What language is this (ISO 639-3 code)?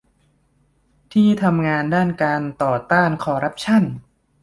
tha